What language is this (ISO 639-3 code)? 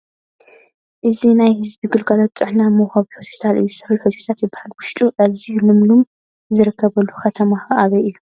tir